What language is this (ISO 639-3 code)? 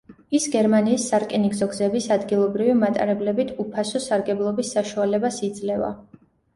kat